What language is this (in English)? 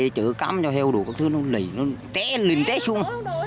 Vietnamese